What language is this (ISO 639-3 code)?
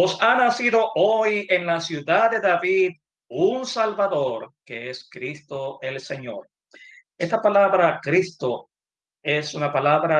spa